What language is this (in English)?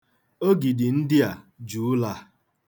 Igbo